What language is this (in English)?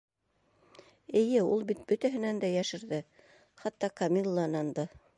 Bashkir